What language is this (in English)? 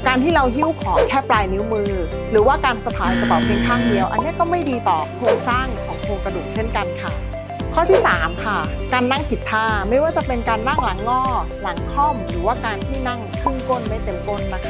Thai